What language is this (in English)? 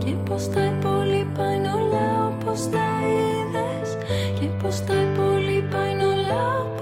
Greek